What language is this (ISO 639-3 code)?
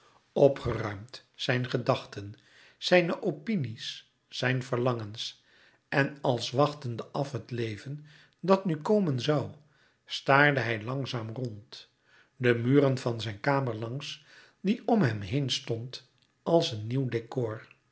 nld